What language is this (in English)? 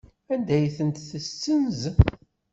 Kabyle